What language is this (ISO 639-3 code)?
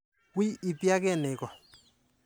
kln